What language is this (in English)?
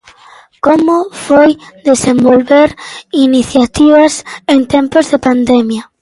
Galician